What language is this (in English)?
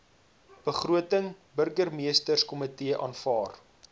Afrikaans